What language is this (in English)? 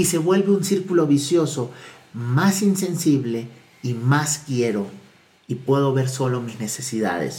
Spanish